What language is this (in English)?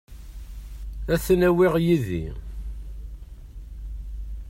Kabyle